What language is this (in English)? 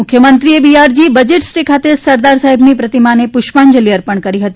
Gujarati